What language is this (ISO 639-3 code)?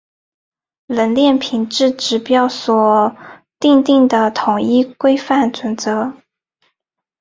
zho